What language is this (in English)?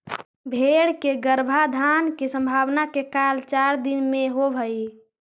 Magahi